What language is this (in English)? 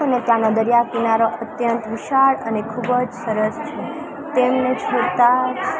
Gujarati